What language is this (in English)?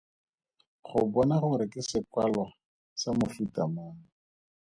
Tswana